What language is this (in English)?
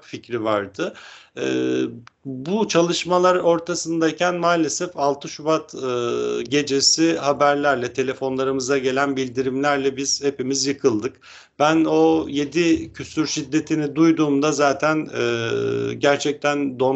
Turkish